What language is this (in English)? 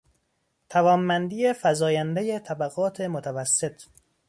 Persian